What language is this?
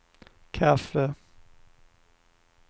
Swedish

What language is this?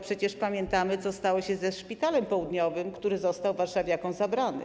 Polish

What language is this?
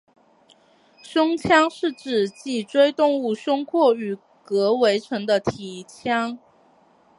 Chinese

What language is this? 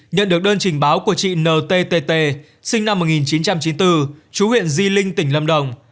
Vietnamese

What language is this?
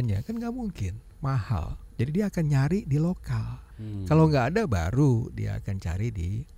Indonesian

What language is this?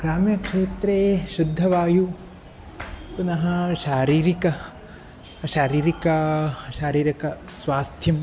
Sanskrit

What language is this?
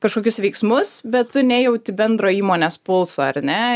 Lithuanian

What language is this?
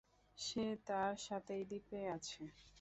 Bangla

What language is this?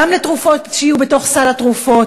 Hebrew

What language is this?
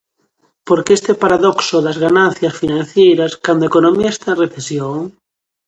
Galician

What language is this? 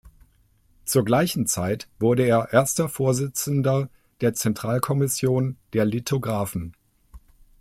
German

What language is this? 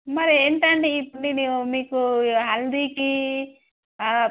Telugu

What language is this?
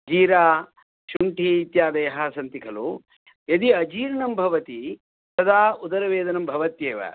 Sanskrit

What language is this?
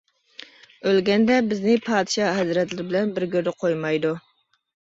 Uyghur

